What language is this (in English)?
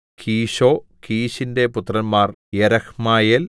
Malayalam